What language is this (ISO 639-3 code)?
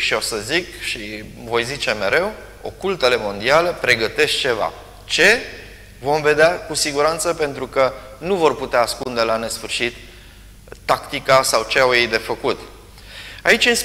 ron